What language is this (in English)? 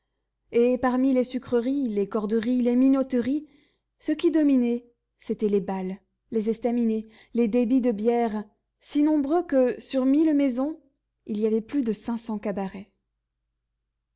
French